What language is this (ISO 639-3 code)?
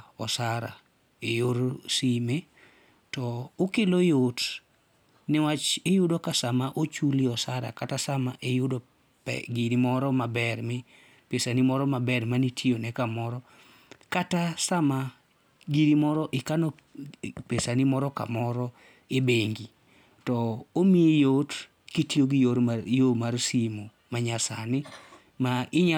luo